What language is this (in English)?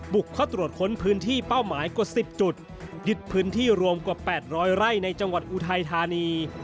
Thai